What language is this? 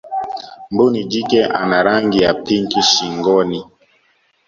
Swahili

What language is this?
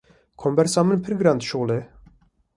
Kurdish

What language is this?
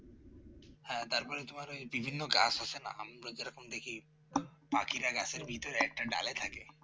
Bangla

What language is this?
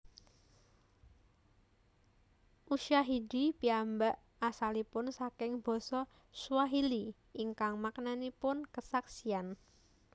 Javanese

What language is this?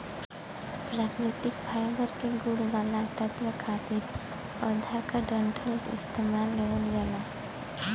Bhojpuri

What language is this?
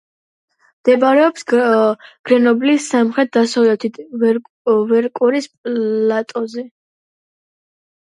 Georgian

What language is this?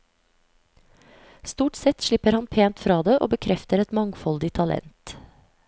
Norwegian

